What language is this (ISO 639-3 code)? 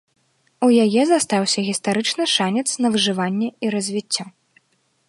bel